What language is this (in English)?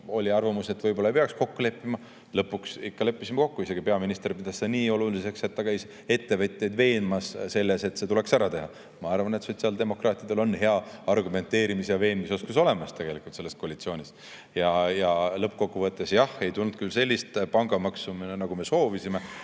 Estonian